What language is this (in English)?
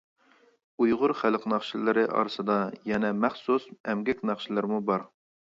Uyghur